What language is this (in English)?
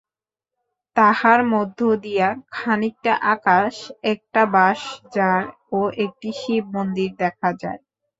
Bangla